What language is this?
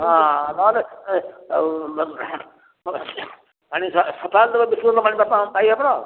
Odia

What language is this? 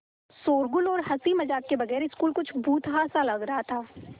Hindi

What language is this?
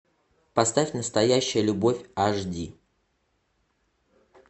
Russian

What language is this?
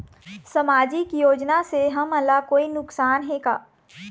Chhattisgarhi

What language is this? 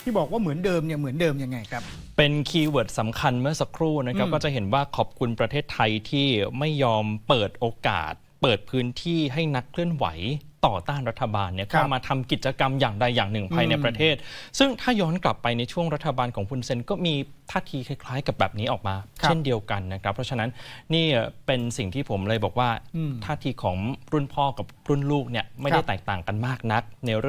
Thai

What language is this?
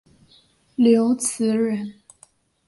Chinese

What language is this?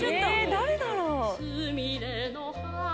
Japanese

